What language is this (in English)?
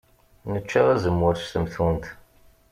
Kabyle